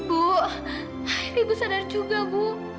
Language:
Indonesian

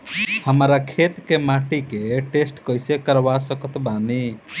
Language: Bhojpuri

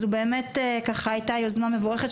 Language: Hebrew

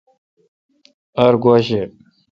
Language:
Kalkoti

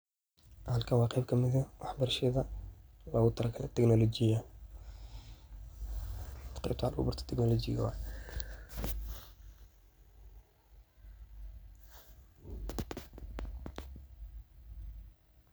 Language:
Somali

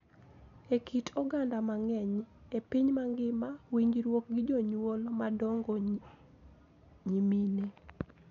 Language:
Luo (Kenya and Tanzania)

